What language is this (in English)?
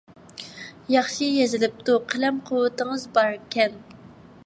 Uyghur